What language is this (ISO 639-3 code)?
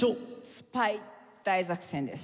jpn